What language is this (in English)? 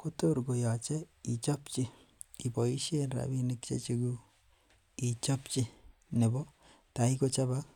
Kalenjin